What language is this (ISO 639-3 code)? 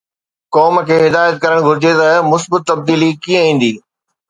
snd